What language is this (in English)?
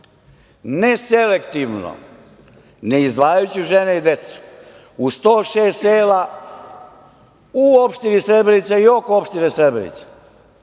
Serbian